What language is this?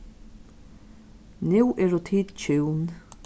Faroese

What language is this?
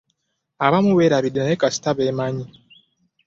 Ganda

